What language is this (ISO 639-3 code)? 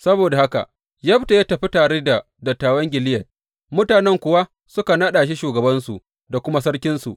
hau